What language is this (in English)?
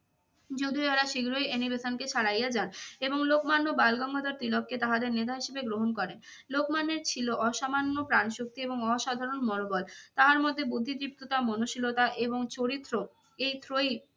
Bangla